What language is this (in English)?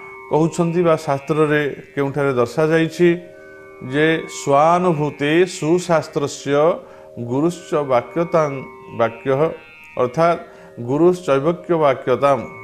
Bangla